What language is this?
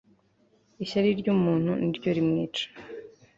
Kinyarwanda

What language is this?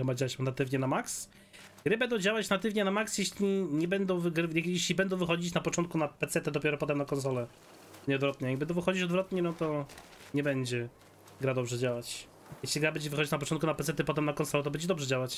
Polish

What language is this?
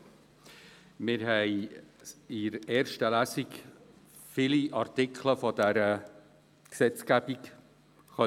Swiss German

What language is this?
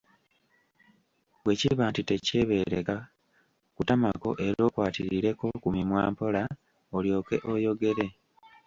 Ganda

